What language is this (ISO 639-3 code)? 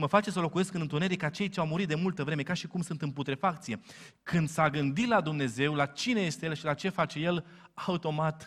ron